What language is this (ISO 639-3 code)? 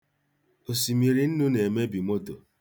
ibo